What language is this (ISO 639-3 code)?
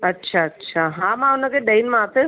snd